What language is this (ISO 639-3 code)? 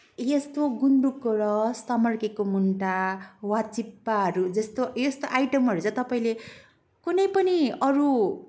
nep